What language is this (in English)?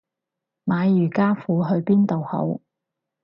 Cantonese